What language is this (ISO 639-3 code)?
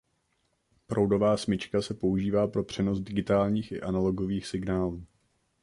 ces